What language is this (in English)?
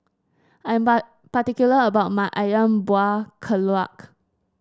English